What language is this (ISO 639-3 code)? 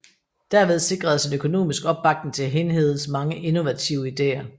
dan